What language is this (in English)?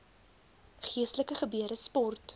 Afrikaans